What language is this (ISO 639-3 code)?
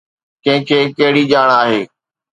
snd